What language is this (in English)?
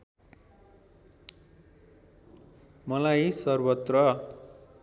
Nepali